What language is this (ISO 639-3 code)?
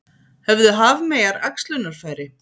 isl